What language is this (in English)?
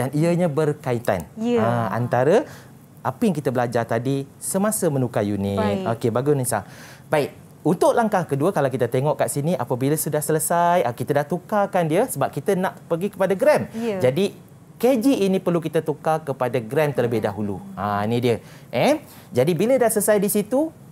Malay